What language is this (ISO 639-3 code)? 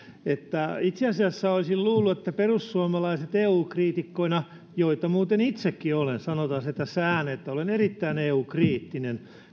fin